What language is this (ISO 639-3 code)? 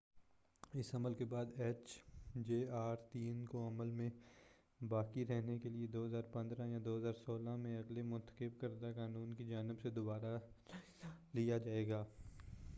urd